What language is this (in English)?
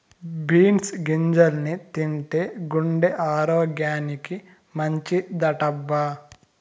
Telugu